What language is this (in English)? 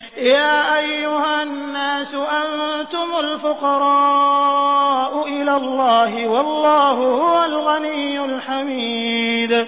Arabic